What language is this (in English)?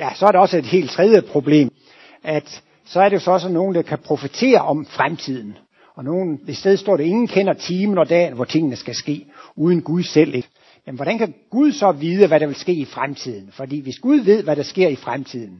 Danish